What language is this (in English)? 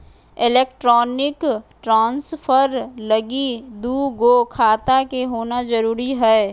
Magahi